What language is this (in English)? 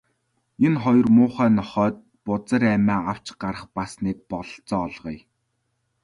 Mongolian